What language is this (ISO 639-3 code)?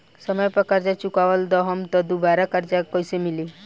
bho